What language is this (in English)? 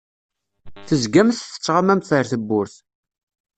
Kabyle